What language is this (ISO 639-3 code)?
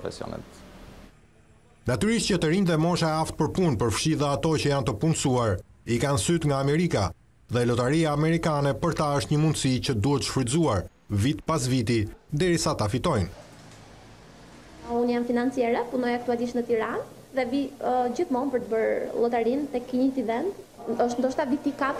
ron